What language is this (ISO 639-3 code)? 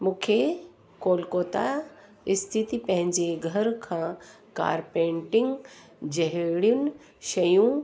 snd